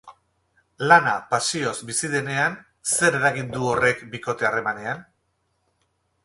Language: Basque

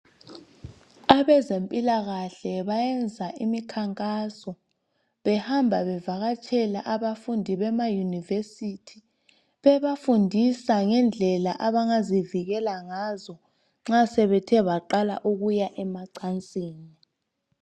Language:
North Ndebele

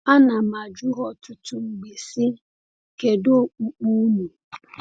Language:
Igbo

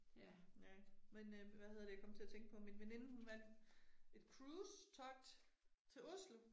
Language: Danish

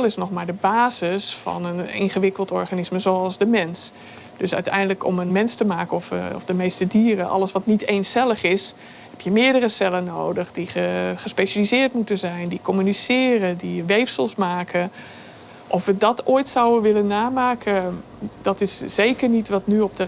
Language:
Dutch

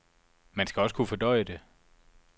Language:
Danish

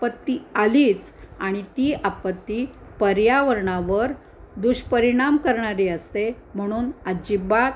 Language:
Marathi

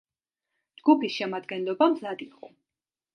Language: Georgian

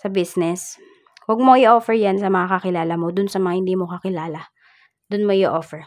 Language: Filipino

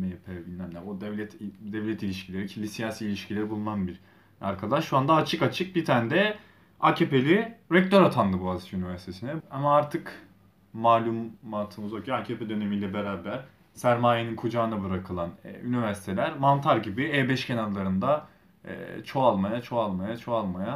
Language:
Turkish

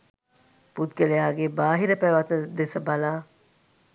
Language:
Sinhala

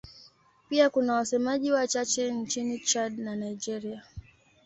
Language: Swahili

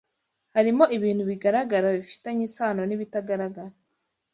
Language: Kinyarwanda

